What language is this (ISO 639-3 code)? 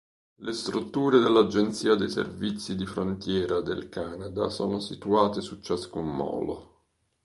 ita